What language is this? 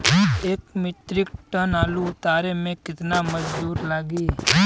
Bhojpuri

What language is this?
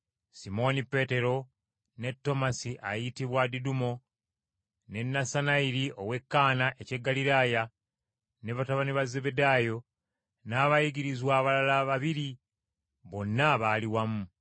Ganda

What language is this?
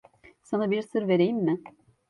Turkish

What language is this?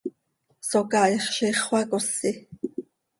Seri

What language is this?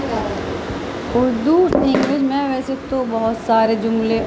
Urdu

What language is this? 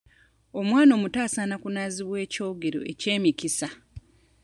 Ganda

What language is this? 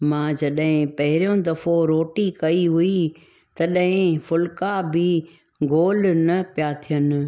Sindhi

